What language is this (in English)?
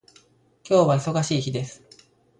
Japanese